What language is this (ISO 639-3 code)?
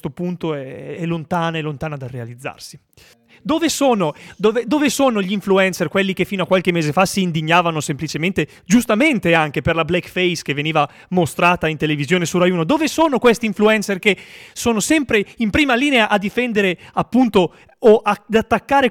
ita